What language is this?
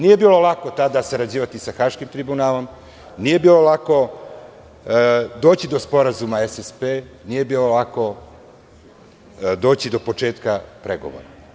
Serbian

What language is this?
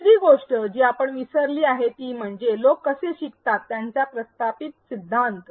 Marathi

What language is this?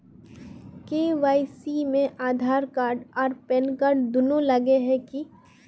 Magahi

